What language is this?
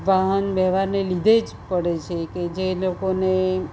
Gujarati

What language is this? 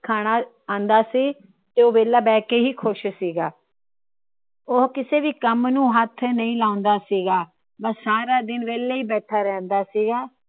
Punjabi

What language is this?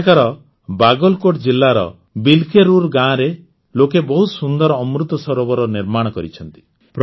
Odia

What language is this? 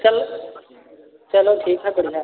Hindi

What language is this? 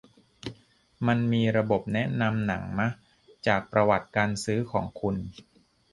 Thai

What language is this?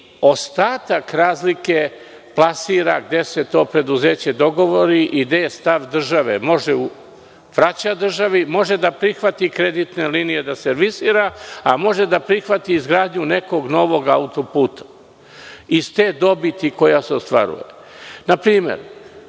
Serbian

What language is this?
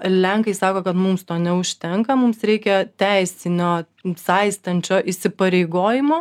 Lithuanian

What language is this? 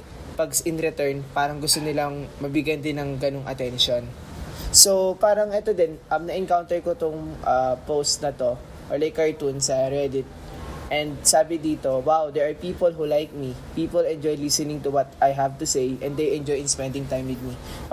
Filipino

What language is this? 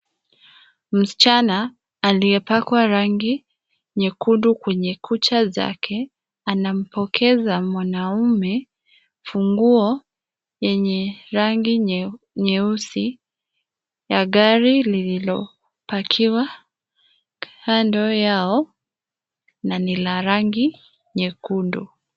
Swahili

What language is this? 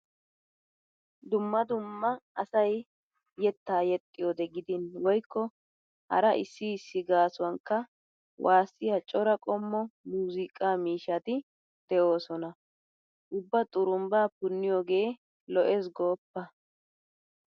Wolaytta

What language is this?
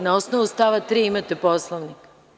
Serbian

